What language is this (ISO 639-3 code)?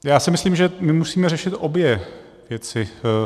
ces